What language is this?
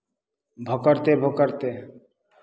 Maithili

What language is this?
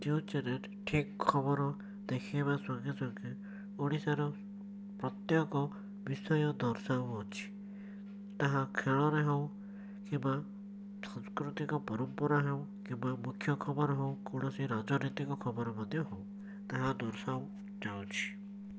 Odia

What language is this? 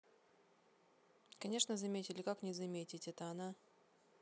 Russian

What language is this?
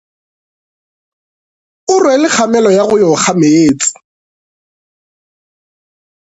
Northern Sotho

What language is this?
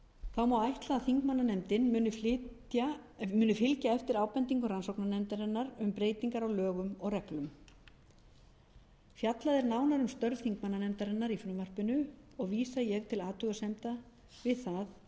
Icelandic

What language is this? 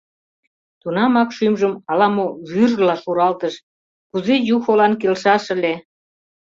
Mari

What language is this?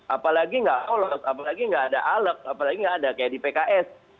Indonesian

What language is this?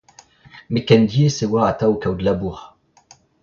Breton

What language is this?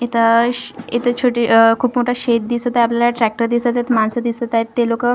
Marathi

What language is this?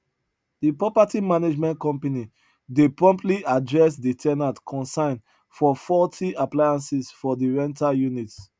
Nigerian Pidgin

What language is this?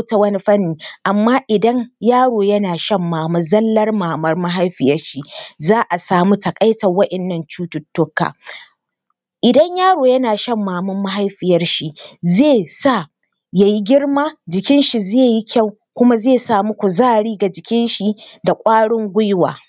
Hausa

